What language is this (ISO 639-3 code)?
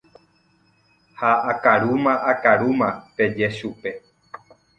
grn